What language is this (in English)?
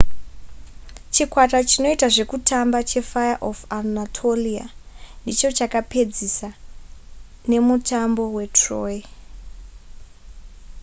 Shona